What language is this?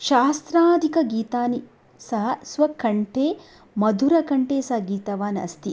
Sanskrit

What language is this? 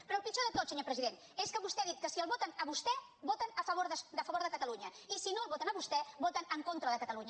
Catalan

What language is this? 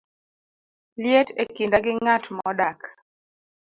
Luo (Kenya and Tanzania)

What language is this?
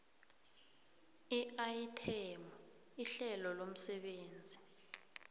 South Ndebele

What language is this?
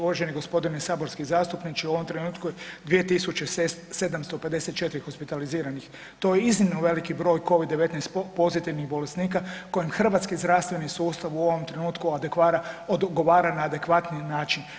Croatian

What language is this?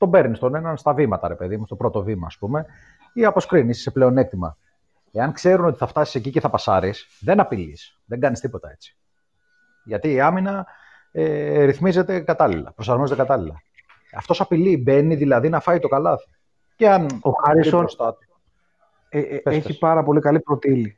Greek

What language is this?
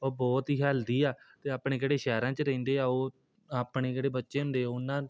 Punjabi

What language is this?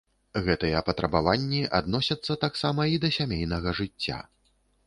Belarusian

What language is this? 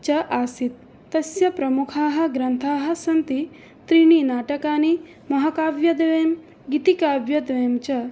Sanskrit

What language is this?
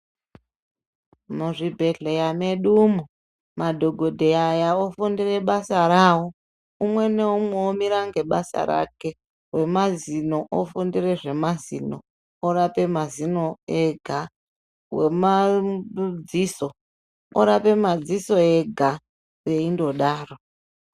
Ndau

